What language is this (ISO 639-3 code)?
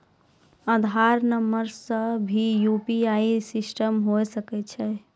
mai